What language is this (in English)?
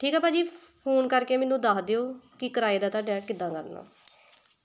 Punjabi